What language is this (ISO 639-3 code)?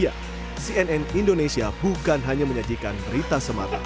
ind